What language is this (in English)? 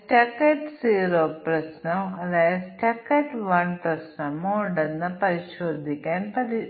Malayalam